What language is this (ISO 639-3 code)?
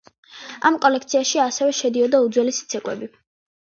kat